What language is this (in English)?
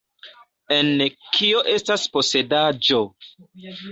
Esperanto